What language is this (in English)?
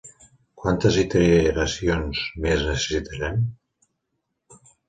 Catalan